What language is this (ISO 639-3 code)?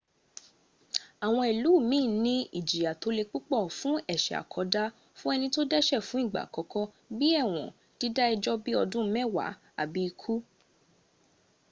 yor